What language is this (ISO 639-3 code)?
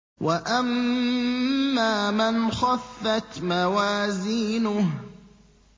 ara